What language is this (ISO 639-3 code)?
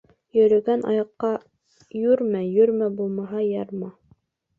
bak